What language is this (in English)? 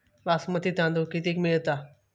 Marathi